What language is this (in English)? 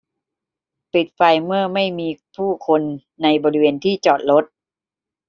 Thai